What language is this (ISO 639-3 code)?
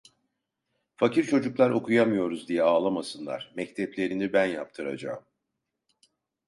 tur